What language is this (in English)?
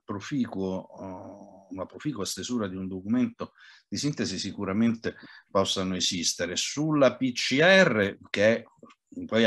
Italian